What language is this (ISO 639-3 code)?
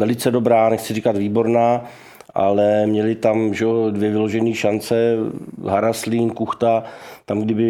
ces